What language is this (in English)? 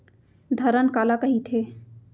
Chhattisgarhi